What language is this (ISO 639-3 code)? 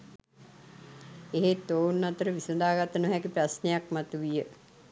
sin